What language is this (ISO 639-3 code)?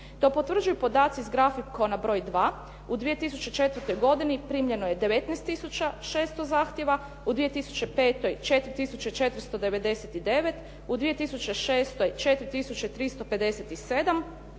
hrv